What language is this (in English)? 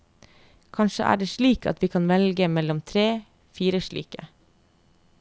Norwegian